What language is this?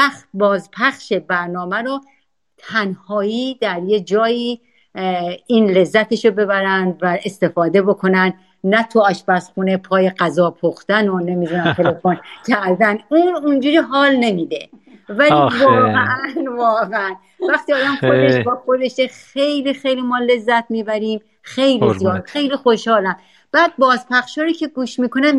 Persian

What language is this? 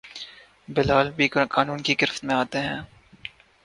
Urdu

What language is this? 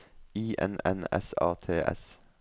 Norwegian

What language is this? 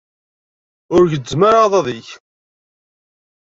Kabyle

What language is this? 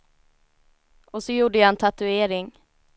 Swedish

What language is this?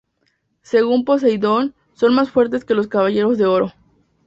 Spanish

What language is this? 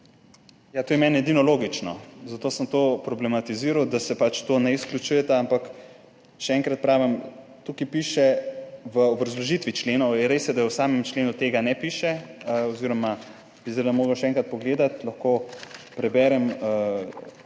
Slovenian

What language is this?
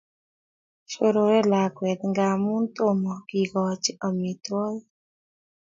Kalenjin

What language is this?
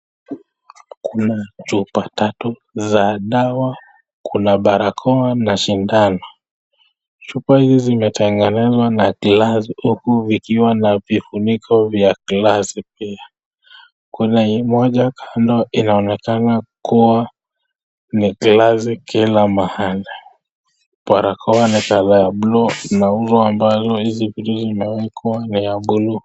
Swahili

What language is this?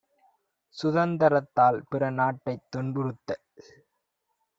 Tamil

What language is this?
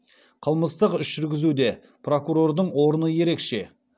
Kazakh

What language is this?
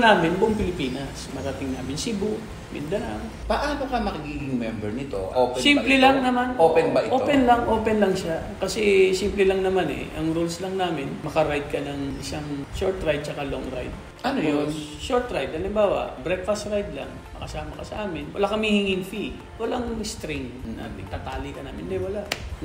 Filipino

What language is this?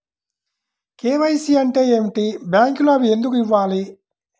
Telugu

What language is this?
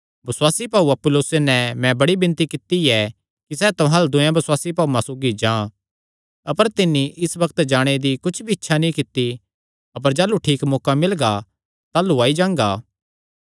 Kangri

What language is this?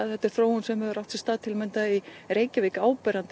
Icelandic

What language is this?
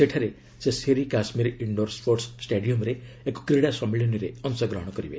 Odia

